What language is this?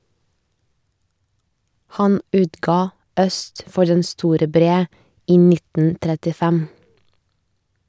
Norwegian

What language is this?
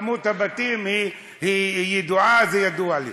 Hebrew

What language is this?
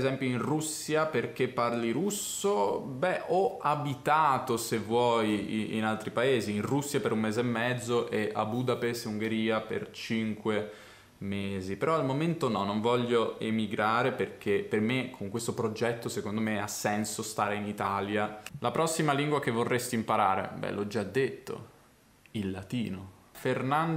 Italian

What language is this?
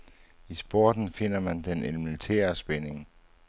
Danish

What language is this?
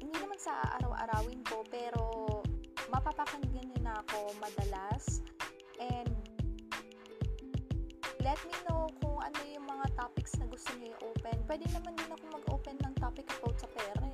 Filipino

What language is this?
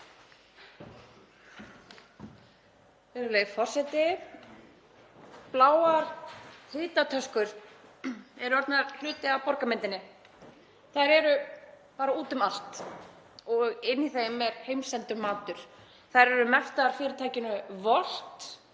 Icelandic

